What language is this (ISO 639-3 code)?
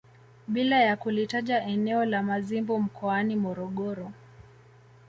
swa